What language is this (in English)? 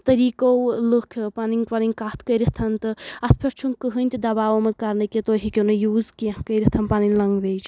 Kashmiri